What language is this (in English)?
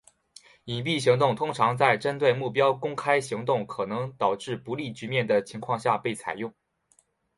Chinese